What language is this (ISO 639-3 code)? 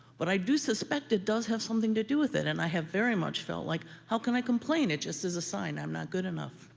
eng